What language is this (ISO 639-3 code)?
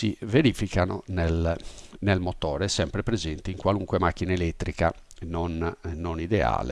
ita